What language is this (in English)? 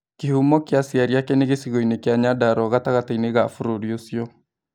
Kikuyu